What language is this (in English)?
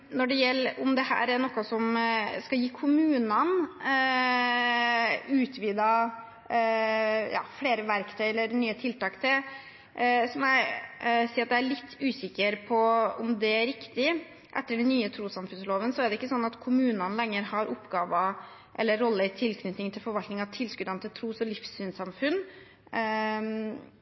Norwegian Bokmål